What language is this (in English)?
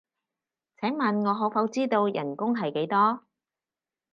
Cantonese